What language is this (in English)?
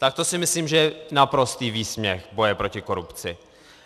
Czech